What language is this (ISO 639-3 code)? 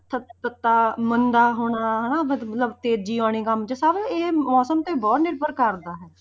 pan